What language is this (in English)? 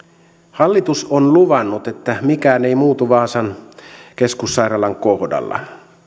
Finnish